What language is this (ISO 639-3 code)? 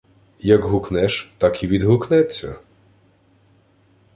ukr